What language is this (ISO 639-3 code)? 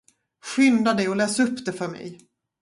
swe